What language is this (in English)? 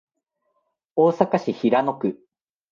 Japanese